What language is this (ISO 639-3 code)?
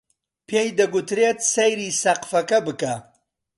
ckb